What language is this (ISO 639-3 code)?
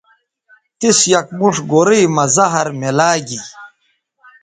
btv